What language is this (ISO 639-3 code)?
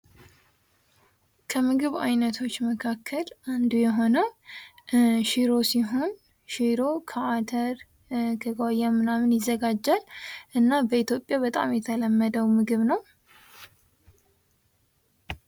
amh